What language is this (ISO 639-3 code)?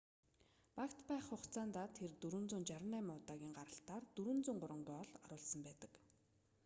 mon